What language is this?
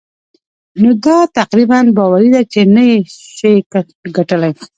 Pashto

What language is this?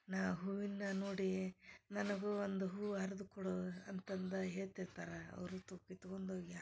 Kannada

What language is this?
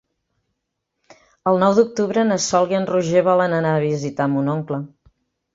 Catalan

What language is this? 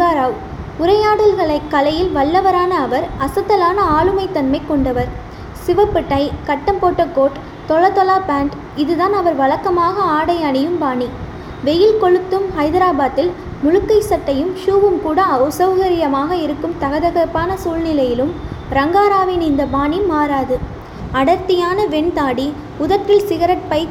Tamil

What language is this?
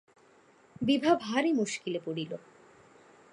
Bangla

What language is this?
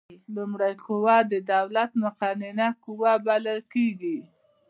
Pashto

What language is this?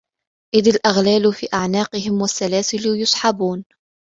Arabic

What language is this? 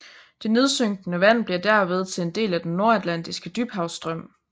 Danish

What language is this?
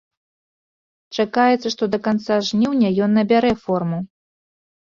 Belarusian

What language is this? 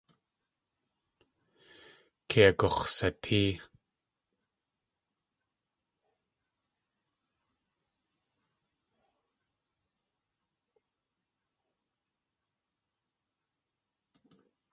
Tlingit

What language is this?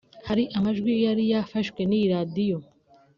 Kinyarwanda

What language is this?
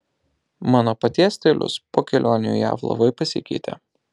Lithuanian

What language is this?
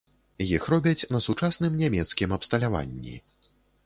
Belarusian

